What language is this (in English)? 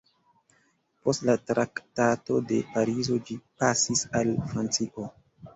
Esperanto